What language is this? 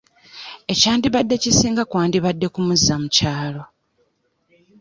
Ganda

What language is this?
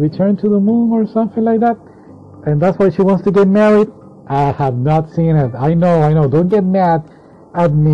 English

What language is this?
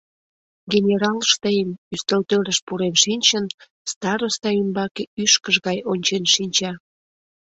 Mari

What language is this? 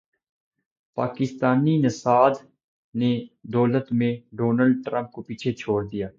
Urdu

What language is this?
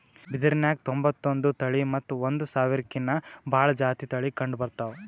Kannada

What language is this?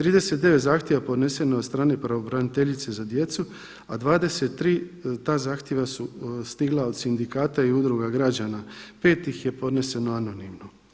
Croatian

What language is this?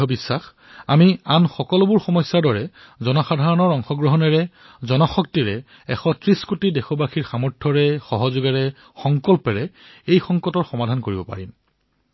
Assamese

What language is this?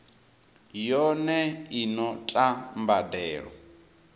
Venda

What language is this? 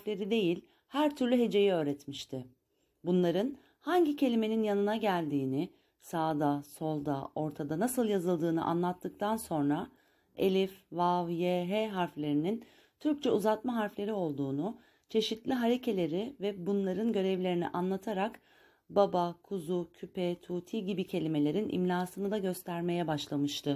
Turkish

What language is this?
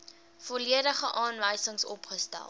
Afrikaans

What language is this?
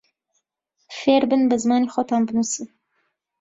Central Kurdish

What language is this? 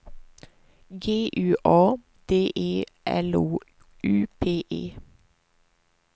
Swedish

